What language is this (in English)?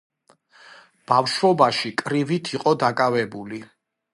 Georgian